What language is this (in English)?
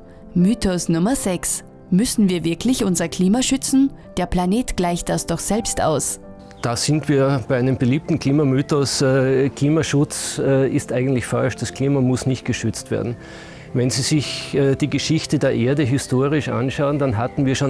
German